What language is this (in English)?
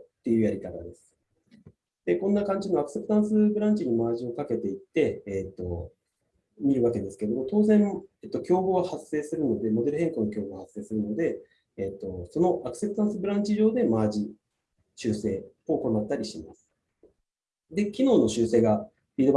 Japanese